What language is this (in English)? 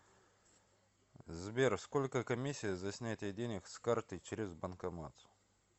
Russian